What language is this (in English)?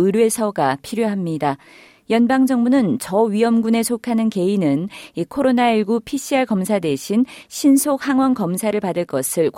Korean